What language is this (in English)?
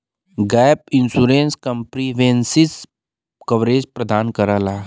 Bhojpuri